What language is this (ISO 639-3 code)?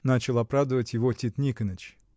rus